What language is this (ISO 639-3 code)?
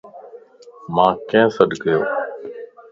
lss